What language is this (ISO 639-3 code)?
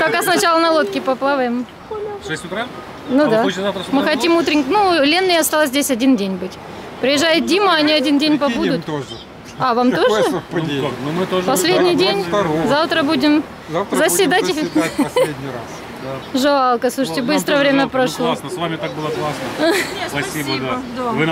rus